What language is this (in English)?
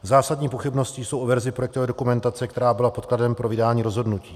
Czech